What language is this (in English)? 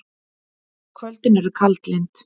Icelandic